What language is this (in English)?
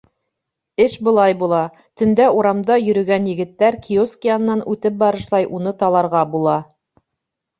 Bashkir